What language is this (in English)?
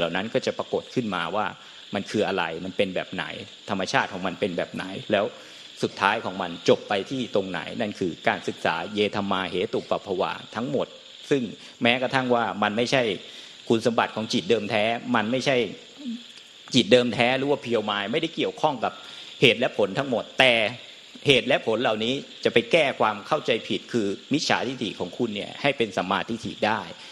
Thai